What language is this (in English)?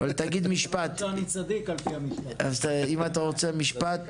Hebrew